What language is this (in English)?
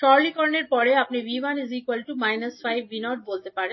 Bangla